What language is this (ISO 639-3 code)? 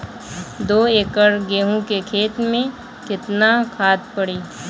bho